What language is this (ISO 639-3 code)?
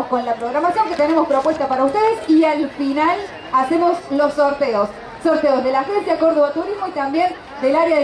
spa